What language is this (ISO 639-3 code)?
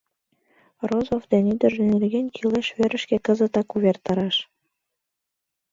chm